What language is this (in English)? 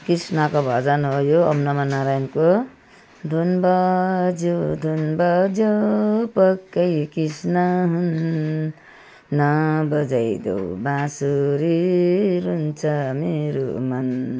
Nepali